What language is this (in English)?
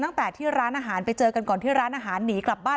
Thai